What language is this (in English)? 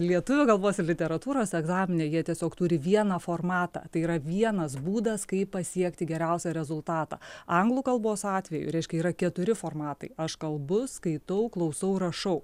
Lithuanian